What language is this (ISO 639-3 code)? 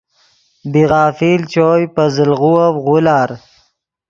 ydg